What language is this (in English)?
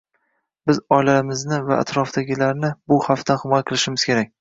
Uzbek